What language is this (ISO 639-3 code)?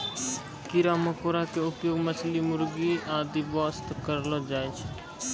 mai